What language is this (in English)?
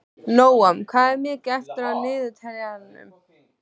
Icelandic